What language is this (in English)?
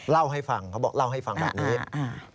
Thai